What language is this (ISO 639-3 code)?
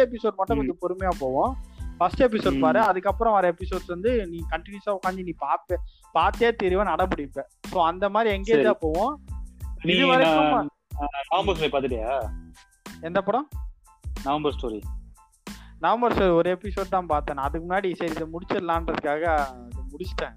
tam